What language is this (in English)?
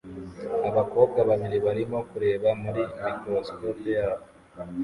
Kinyarwanda